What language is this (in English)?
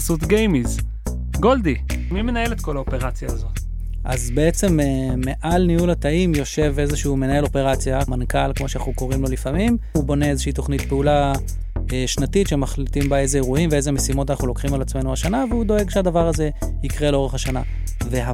Hebrew